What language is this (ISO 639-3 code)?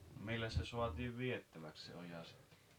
fin